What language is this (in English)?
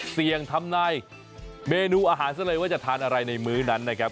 Thai